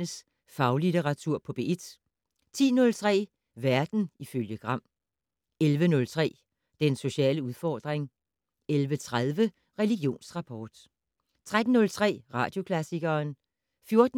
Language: Danish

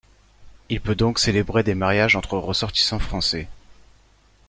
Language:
French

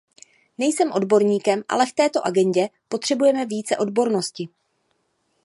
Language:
Czech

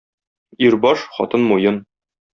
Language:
Tatar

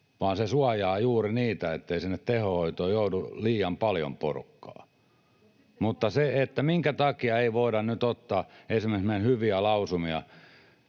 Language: Finnish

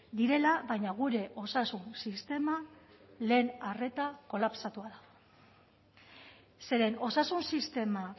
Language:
Basque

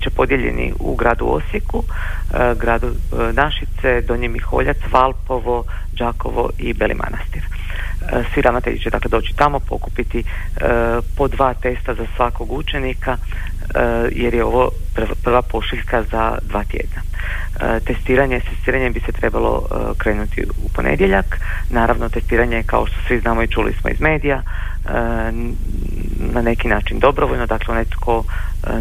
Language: Croatian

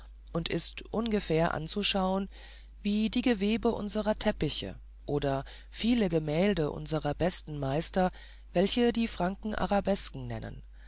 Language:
German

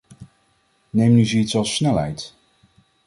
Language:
Dutch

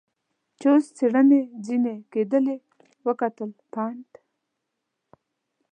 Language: Pashto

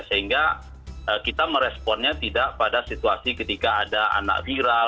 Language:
Indonesian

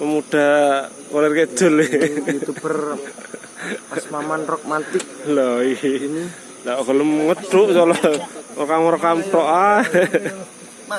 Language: Indonesian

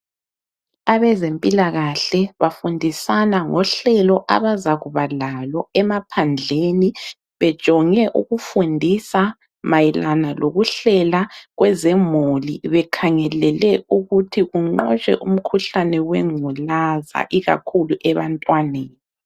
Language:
North Ndebele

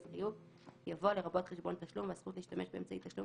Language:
Hebrew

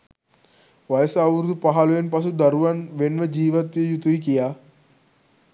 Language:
Sinhala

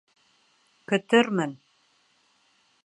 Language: Bashkir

